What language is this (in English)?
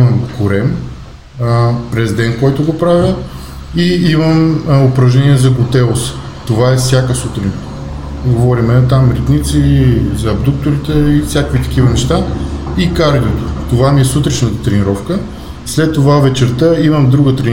Bulgarian